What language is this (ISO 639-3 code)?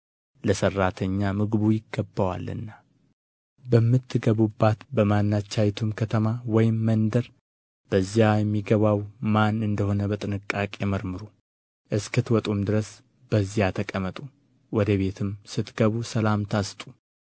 amh